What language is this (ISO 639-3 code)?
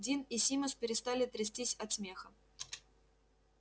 rus